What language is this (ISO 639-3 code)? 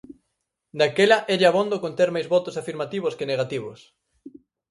glg